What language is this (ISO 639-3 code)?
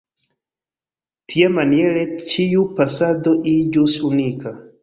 epo